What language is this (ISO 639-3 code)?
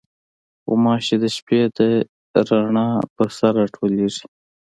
pus